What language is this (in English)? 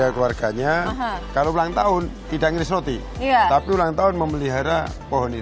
Indonesian